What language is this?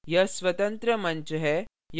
Hindi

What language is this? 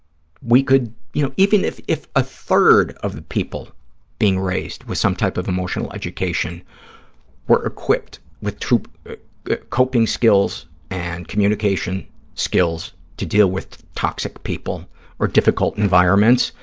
English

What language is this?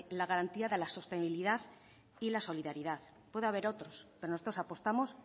Spanish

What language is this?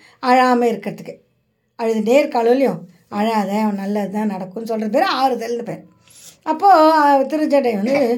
Tamil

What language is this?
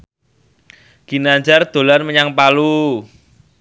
Javanese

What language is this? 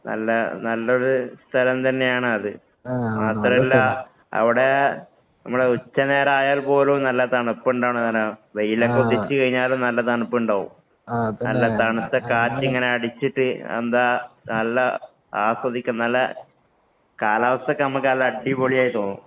Malayalam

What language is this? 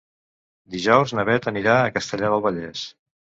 Catalan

